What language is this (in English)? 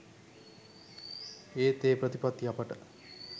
Sinhala